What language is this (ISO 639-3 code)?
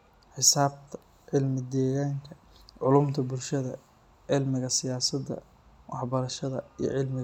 som